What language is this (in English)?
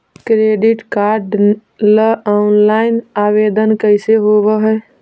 Magahi